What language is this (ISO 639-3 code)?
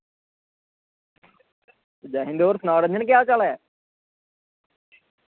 doi